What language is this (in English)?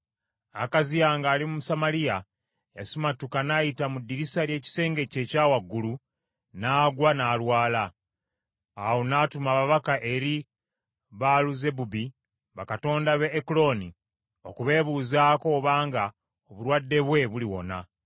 Ganda